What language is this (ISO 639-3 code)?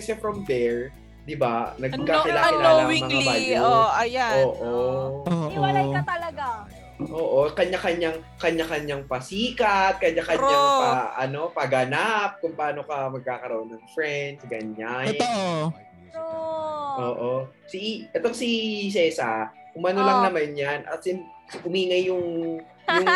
fil